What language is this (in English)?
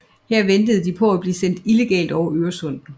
Danish